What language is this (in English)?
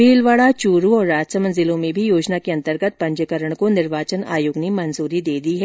Hindi